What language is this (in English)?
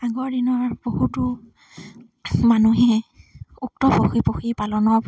Assamese